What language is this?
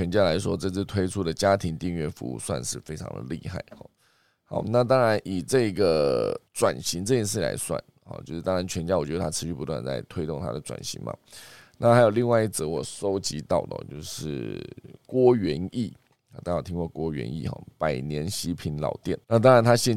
Chinese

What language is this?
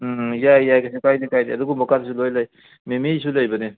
Manipuri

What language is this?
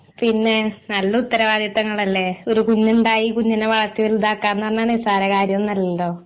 Malayalam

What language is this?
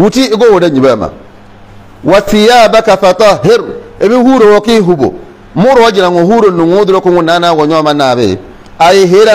Arabic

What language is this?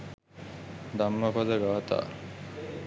Sinhala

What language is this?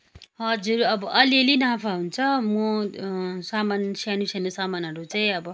Nepali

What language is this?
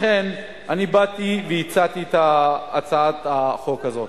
Hebrew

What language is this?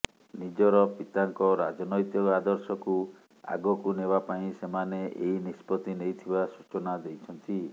Odia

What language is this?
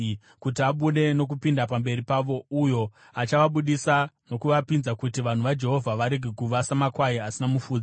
Shona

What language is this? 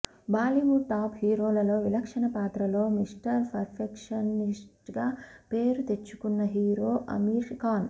Telugu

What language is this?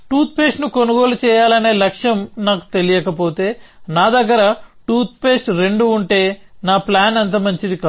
Telugu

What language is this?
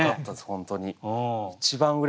Japanese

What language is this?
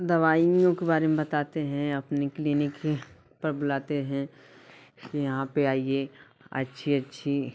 Hindi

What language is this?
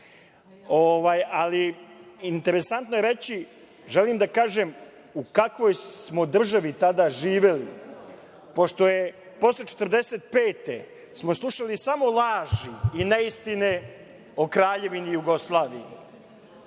Serbian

